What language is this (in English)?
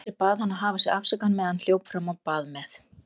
Icelandic